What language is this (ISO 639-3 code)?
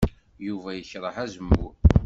kab